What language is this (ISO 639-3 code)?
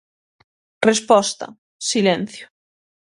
glg